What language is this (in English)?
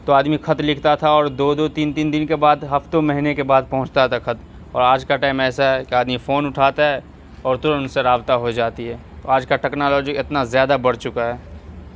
Urdu